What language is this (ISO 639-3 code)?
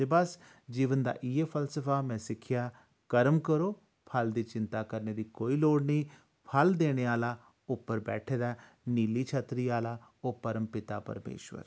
doi